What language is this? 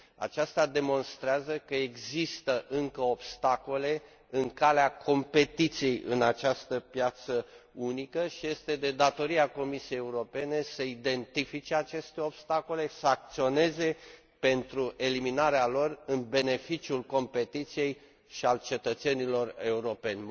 Romanian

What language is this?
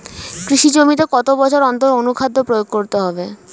Bangla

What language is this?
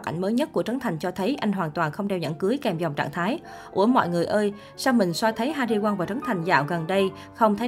Vietnamese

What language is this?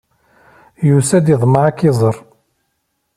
Kabyle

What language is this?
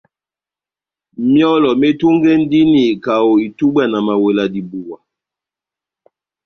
Batanga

